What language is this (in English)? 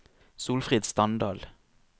Norwegian